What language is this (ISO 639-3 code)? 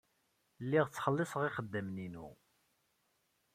kab